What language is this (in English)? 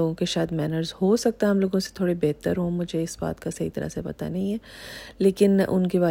Urdu